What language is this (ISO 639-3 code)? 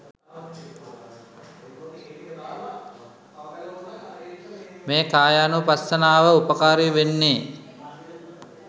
sin